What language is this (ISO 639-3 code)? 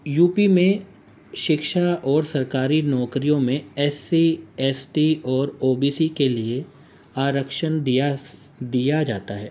urd